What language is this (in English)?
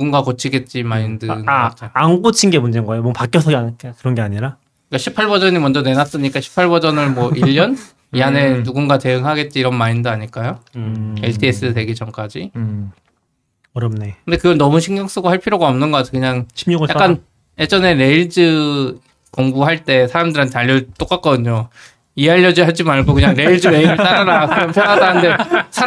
Korean